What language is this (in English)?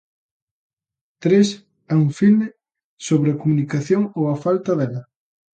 Galician